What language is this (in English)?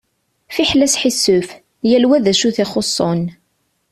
Kabyle